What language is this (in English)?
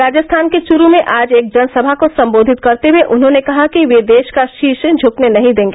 Hindi